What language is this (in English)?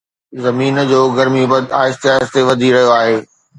Sindhi